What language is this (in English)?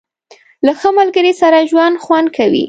Pashto